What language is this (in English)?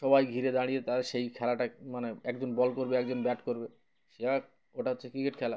Bangla